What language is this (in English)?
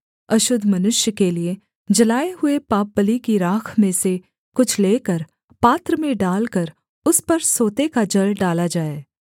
Hindi